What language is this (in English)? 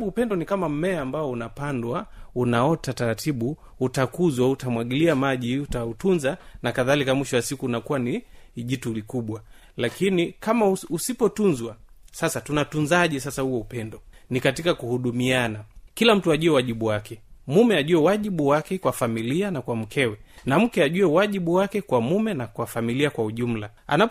Swahili